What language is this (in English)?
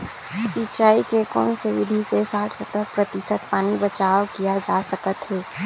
Chhattisgarhi